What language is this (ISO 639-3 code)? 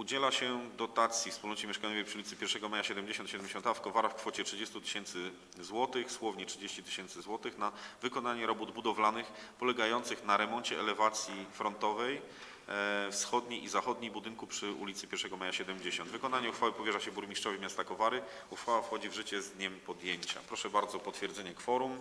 pol